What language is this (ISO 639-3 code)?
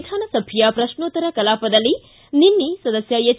kan